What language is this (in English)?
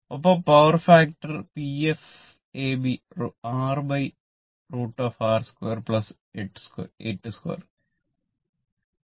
Malayalam